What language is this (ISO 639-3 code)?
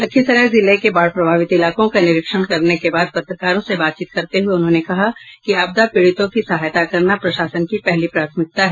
hin